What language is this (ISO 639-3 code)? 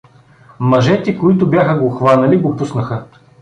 bul